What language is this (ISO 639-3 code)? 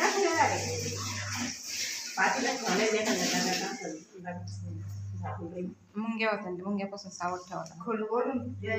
tha